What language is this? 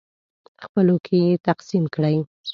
Pashto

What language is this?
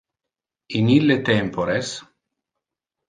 Interlingua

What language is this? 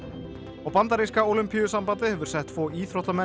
Icelandic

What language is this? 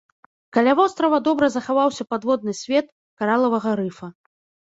Belarusian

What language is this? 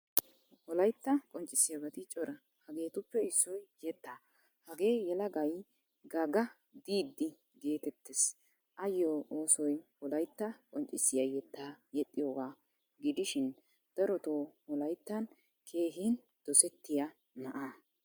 Wolaytta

